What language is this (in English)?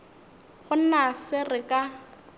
Northern Sotho